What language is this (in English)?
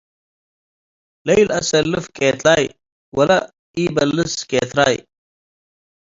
Tigre